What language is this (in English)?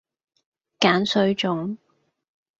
Cantonese